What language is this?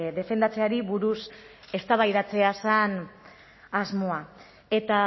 Basque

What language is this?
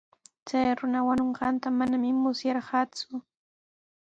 Sihuas Ancash Quechua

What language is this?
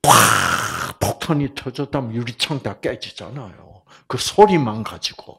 Korean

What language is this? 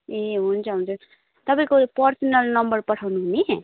Nepali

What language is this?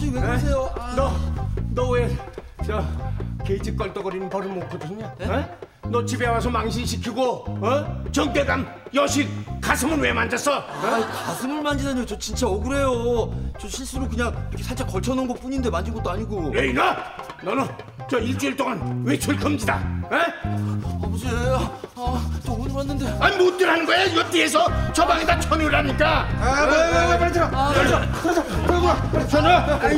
Korean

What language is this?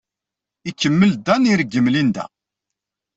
Kabyle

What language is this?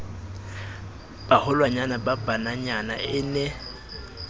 Southern Sotho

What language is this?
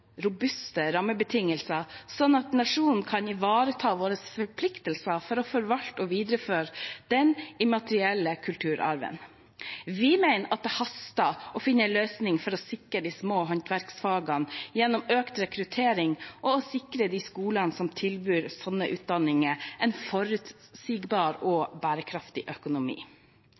Norwegian Bokmål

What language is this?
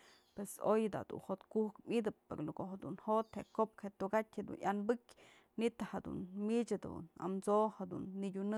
Mazatlán Mixe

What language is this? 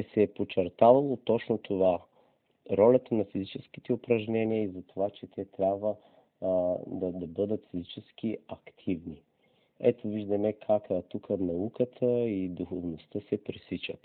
Bulgarian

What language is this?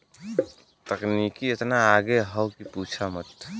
Bhojpuri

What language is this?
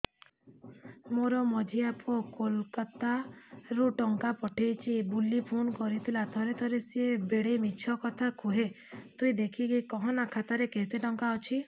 Odia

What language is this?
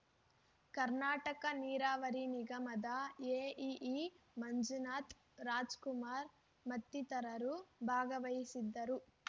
Kannada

